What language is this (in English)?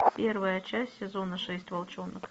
Russian